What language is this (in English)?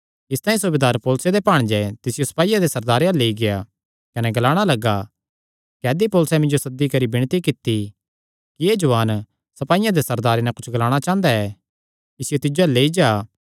Kangri